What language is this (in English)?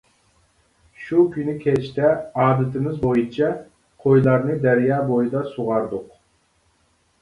Uyghur